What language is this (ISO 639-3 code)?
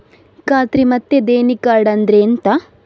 kan